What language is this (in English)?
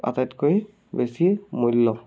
Assamese